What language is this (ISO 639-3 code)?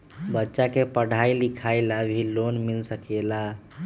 mag